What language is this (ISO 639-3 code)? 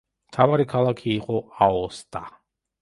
kat